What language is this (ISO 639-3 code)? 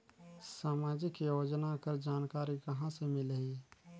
hne